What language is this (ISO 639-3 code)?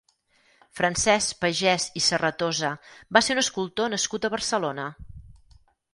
cat